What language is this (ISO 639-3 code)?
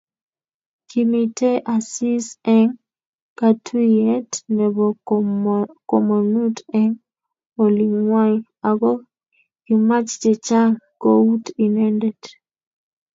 kln